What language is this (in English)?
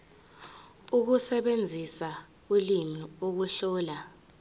Zulu